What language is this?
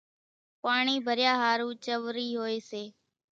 Kachi Koli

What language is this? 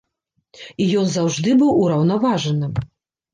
Belarusian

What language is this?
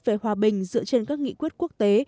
Vietnamese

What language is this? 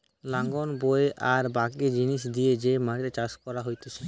Bangla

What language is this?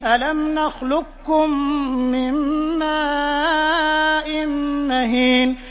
Arabic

